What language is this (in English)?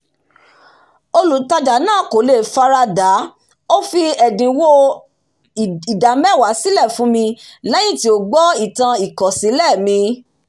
Yoruba